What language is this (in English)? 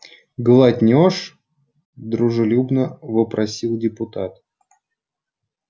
Russian